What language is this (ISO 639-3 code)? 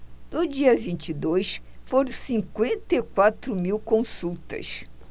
por